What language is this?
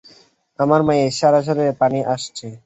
Bangla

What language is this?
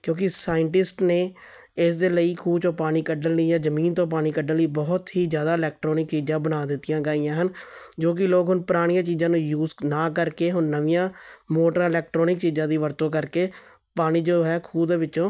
Punjabi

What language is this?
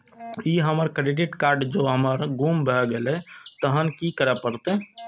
Maithili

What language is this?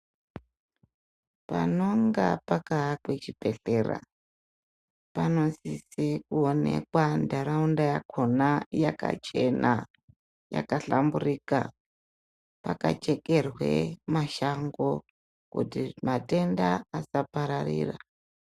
Ndau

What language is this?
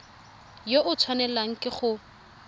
Tswana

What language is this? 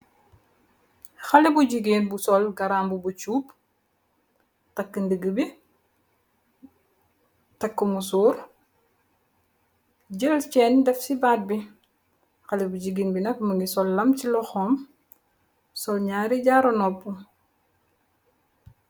Wolof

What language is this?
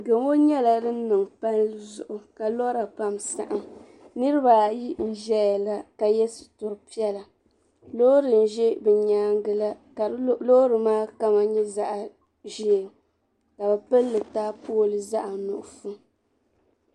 Dagbani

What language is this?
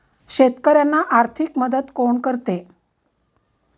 Marathi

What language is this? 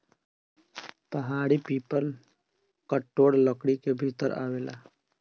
Bhojpuri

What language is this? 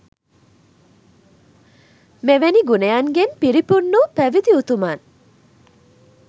Sinhala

